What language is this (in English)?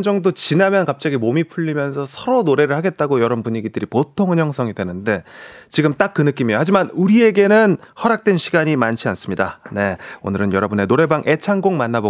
Korean